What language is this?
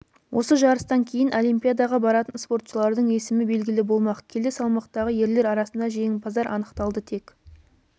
Kazakh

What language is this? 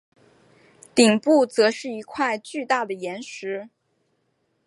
Chinese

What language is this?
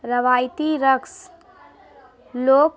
Urdu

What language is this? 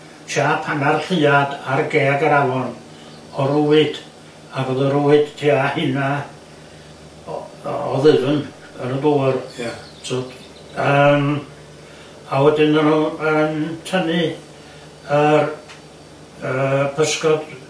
Welsh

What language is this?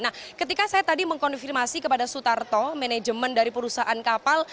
Indonesian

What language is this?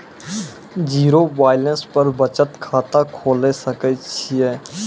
Maithili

